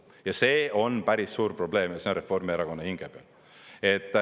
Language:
Estonian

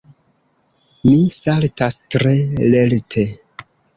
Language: Esperanto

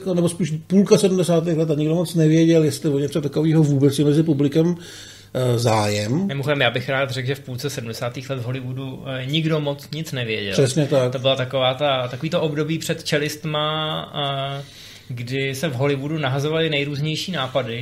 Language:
Czech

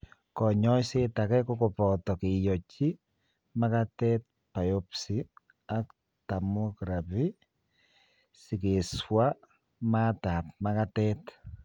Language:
Kalenjin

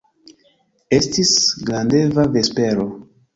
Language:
Esperanto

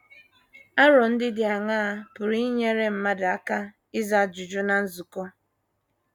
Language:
Igbo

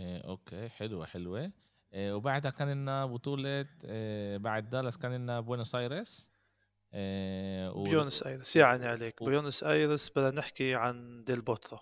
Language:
Arabic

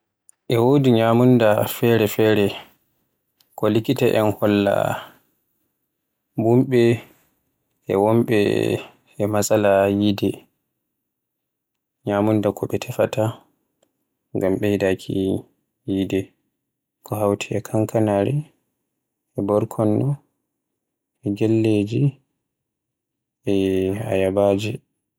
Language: Borgu Fulfulde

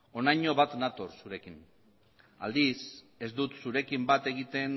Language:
Basque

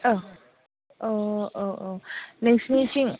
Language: Bodo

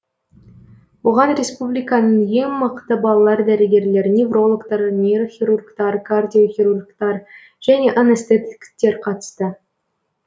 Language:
Kazakh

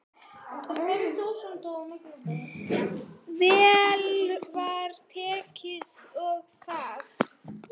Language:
Icelandic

